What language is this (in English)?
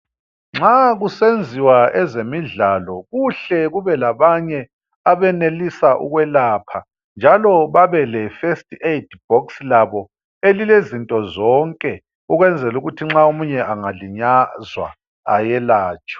North Ndebele